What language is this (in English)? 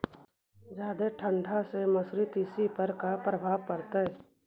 Magahi